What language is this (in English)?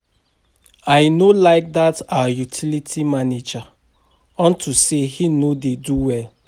Nigerian Pidgin